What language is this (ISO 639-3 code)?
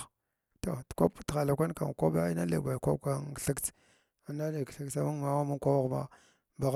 glw